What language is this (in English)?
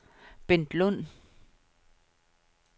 Danish